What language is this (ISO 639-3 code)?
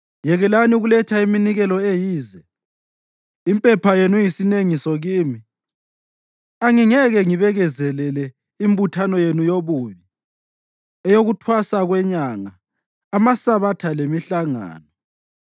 nde